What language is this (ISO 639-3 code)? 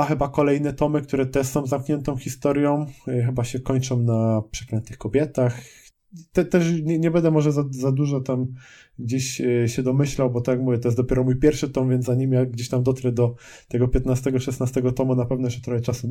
pol